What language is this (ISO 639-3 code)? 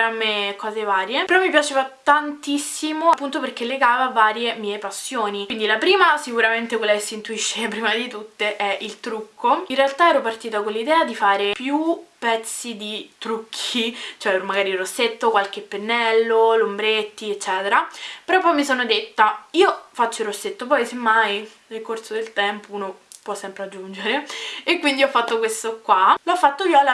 ita